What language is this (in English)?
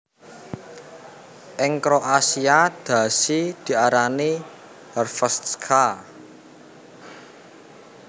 Javanese